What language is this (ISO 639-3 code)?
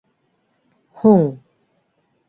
bak